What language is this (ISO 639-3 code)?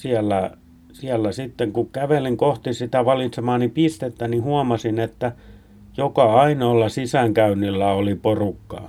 fin